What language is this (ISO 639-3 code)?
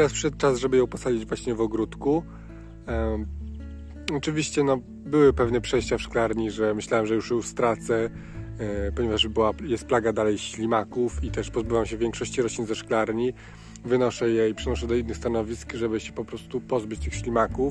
pol